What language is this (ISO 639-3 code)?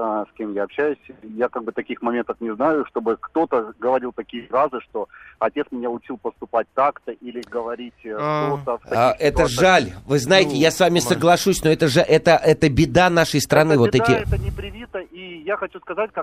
rus